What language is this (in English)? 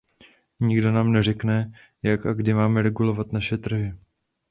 Czech